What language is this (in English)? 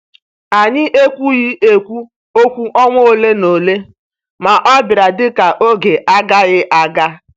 Igbo